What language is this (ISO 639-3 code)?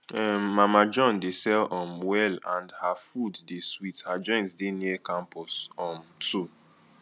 pcm